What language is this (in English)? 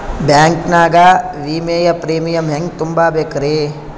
Kannada